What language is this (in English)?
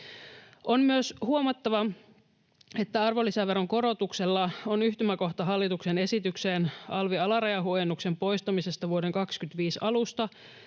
Finnish